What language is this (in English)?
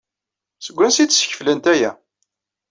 Kabyle